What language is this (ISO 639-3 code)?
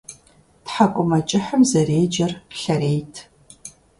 kbd